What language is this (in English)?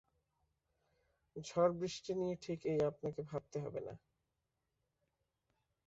Bangla